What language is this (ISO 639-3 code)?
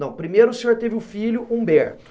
por